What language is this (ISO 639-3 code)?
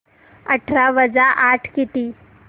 mar